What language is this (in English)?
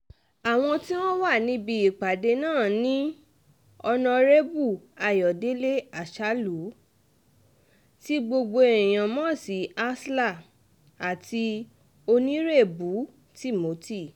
Yoruba